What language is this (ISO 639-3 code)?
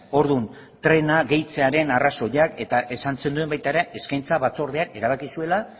eus